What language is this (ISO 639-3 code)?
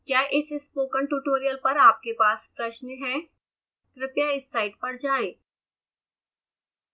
hin